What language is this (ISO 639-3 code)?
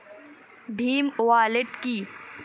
ben